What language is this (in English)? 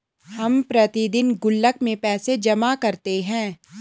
Hindi